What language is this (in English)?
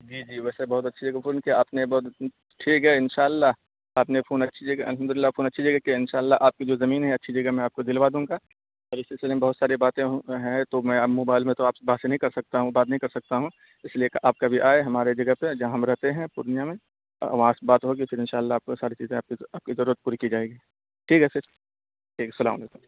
Urdu